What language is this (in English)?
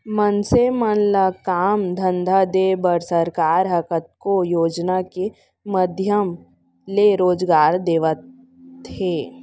Chhattisgarhi